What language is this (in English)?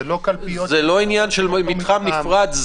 Hebrew